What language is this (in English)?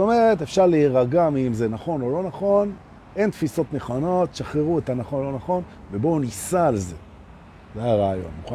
Hebrew